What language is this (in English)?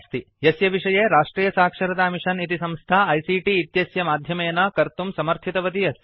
Sanskrit